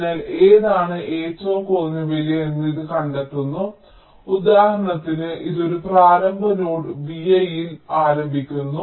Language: Malayalam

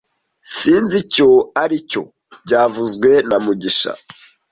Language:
Kinyarwanda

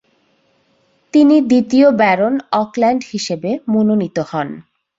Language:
Bangla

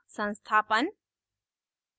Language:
Hindi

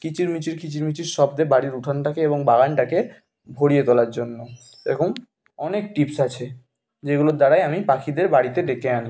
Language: Bangla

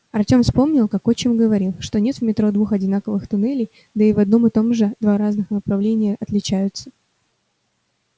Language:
Russian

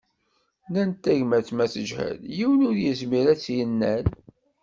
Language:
Kabyle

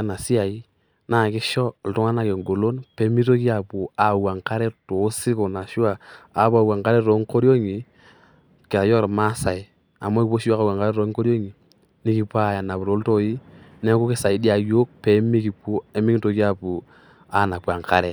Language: Masai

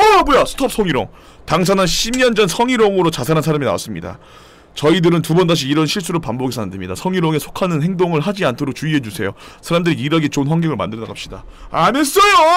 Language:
Korean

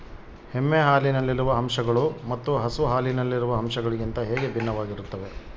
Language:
Kannada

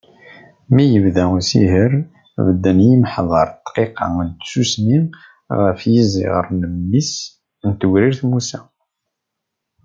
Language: Kabyle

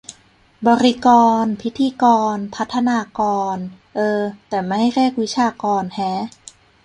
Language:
Thai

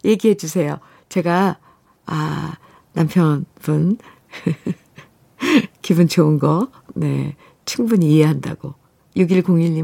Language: Korean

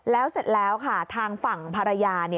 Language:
Thai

